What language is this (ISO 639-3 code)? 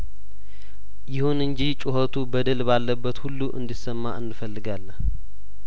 amh